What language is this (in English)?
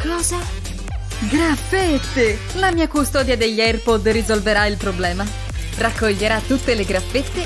Italian